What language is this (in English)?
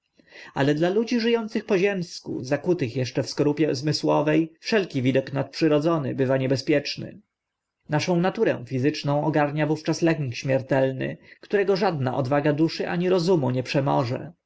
Polish